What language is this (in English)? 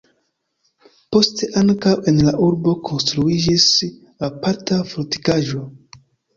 Esperanto